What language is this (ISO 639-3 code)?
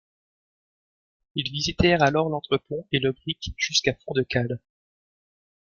fra